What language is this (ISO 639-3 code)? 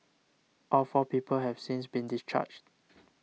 eng